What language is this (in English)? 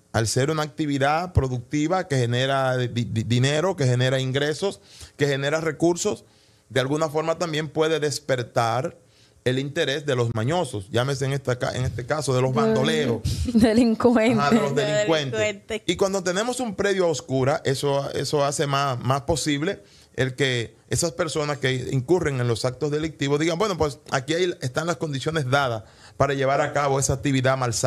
Spanish